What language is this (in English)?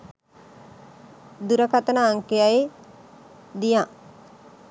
Sinhala